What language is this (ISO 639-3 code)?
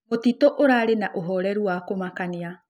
kik